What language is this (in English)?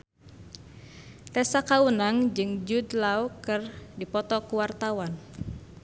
Sundanese